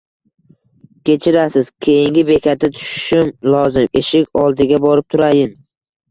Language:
Uzbek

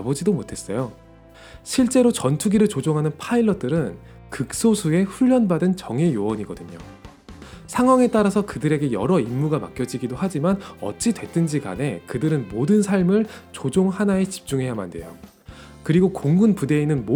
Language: Korean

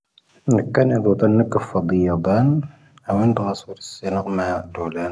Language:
Tahaggart Tamahaq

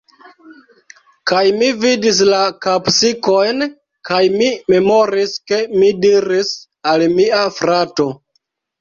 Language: Esperanto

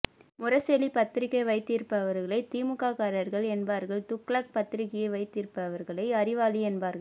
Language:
Tamil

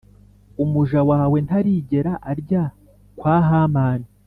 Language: Kinyarwanda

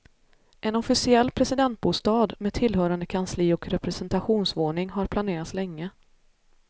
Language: Swedish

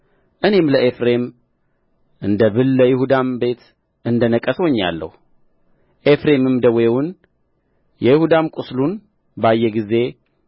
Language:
Amharic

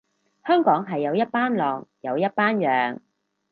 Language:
Cantonese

